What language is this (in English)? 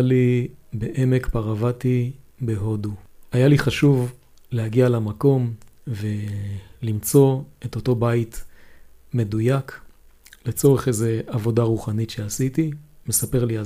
Hebrew